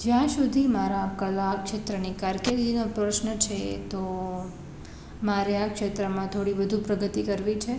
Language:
Gujarati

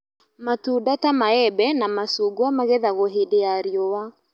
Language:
Kikuyu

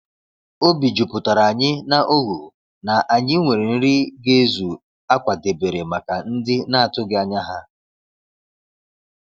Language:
Igbo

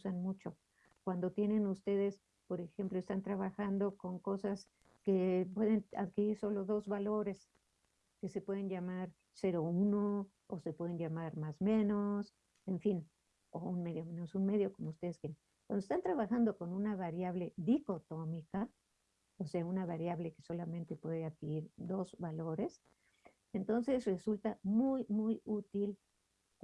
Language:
Spanish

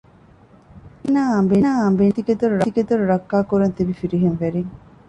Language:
Divehi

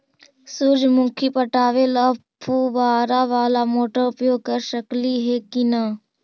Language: Magahi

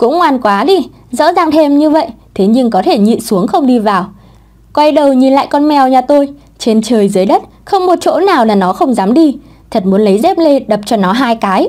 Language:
Vietnamese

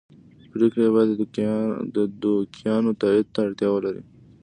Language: Pashto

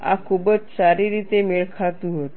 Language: Gujarati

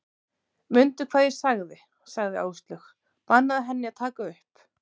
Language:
Icelandic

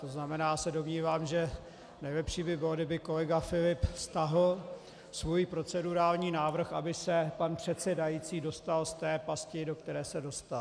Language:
Czech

